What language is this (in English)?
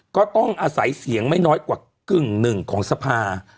Thai